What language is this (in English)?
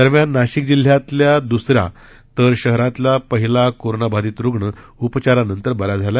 Marathi